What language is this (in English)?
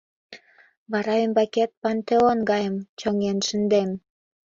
Mari